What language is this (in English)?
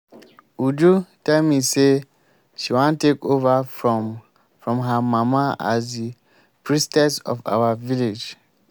Nigerian Pidgin